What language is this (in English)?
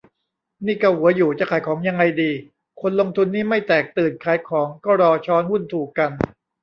Thai